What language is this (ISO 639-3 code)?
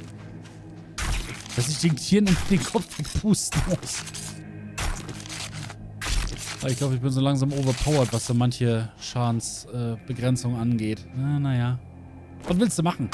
deu